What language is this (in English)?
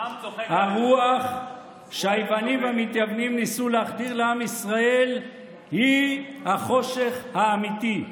Hebrew